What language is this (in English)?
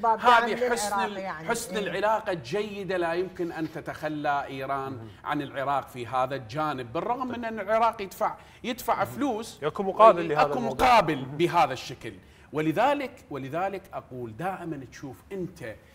Arabic